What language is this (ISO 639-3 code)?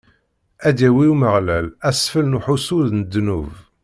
kab